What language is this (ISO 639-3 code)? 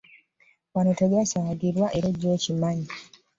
lug